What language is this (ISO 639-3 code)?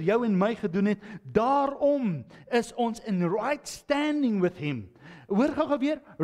nld